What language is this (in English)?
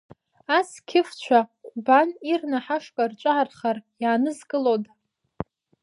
Abkhazian